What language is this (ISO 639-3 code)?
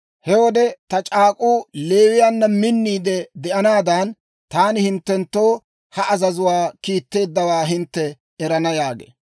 dwr